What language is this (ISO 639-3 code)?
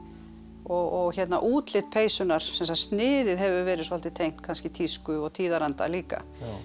isl